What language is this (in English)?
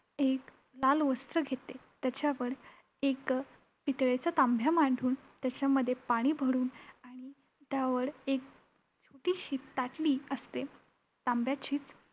Marathi